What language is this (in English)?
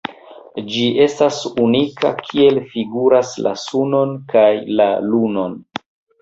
Esperanto